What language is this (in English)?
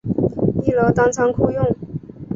Chinese